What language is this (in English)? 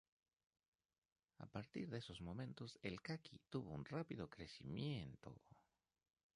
Spanish